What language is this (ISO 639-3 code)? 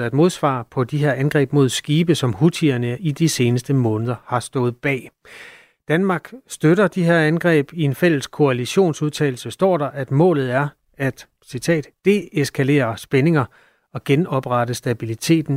dan